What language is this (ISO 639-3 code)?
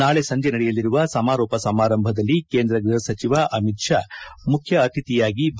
kan